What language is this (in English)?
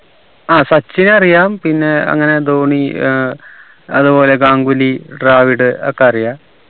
Malayalam